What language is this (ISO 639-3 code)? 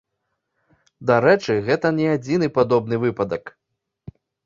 bel